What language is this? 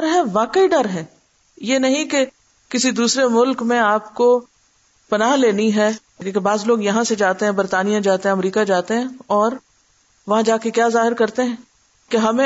Urdu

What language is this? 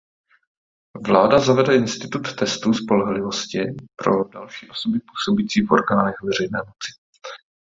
Czech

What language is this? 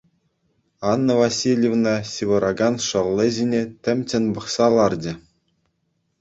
Chuvash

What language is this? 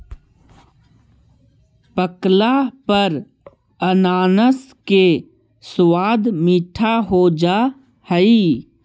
Magahi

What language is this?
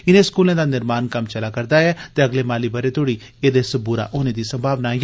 Dogri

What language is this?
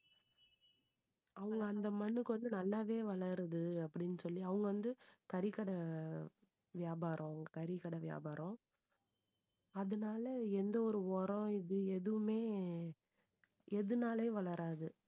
Tamil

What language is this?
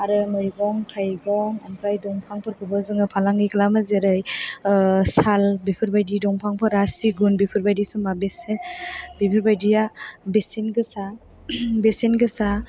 Bodo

